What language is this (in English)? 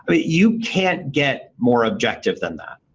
English